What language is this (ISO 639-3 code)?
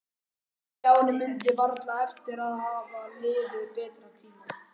isl